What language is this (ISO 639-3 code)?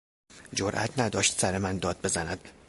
fas